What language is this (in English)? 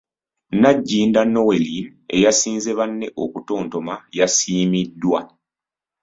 Ganda